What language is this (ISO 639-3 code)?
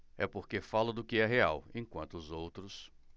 por